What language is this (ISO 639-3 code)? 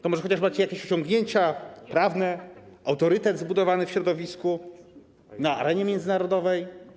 pol